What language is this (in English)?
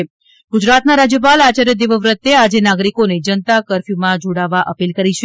Gujarati